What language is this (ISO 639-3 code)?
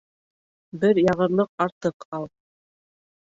bak